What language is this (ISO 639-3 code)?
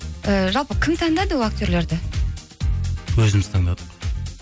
kaz